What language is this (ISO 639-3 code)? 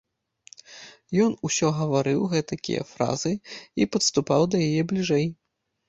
bel